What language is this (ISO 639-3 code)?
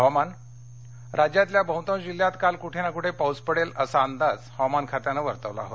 mar